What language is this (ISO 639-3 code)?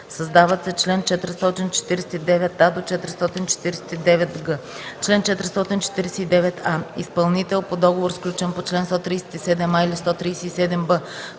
bul